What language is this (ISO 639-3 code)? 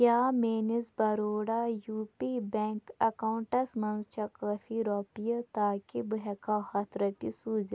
kas